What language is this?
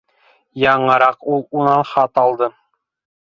Bashkir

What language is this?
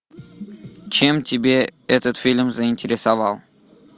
Russian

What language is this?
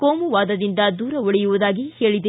Kannada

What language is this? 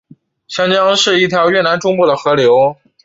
Chinese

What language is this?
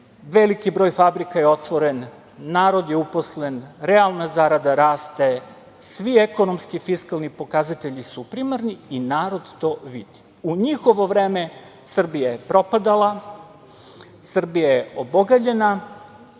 Serbian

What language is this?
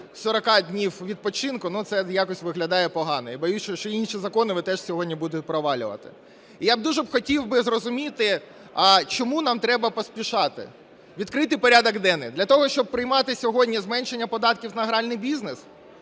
Ukrainian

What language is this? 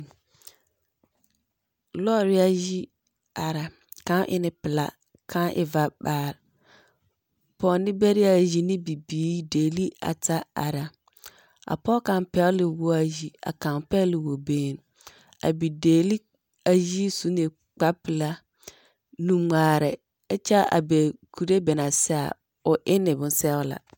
Southern Dagaare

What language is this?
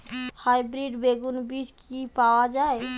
Bangla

